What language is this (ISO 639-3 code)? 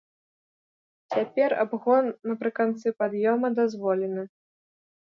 bel